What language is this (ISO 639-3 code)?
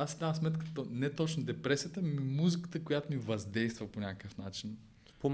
bul